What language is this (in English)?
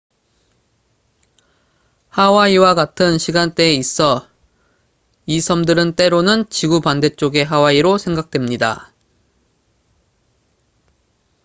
Korean